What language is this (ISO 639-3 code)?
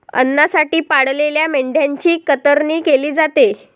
mar